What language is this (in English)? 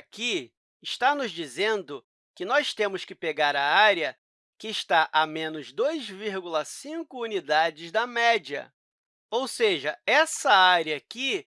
Portuguese